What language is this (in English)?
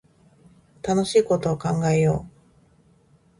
Japanese